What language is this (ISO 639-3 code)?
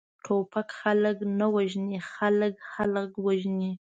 pus